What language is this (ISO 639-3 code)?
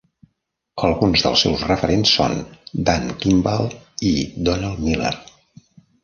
cat